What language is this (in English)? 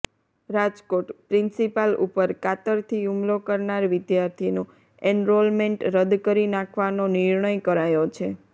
Gujarati